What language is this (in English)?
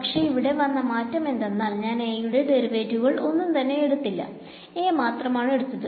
Malayalam